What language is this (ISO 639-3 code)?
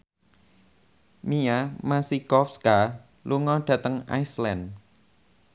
jav